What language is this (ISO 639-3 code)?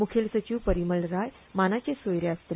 kok